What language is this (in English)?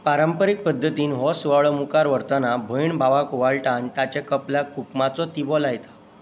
Konkani